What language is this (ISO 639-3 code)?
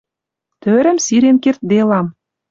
mrj